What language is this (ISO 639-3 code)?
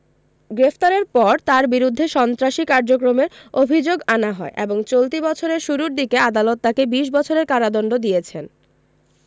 ben